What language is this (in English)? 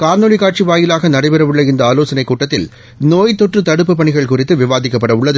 Tamil